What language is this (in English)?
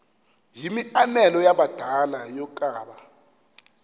Xhosa